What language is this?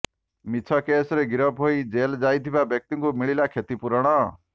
Odia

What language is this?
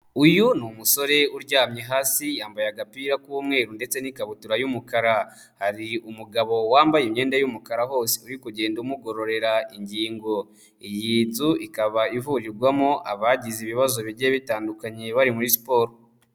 Kinyarwanda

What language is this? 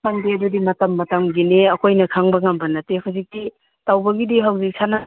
Manipuri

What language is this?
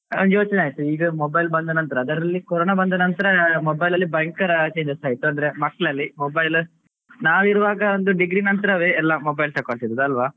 Kannada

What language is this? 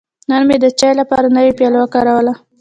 Pashto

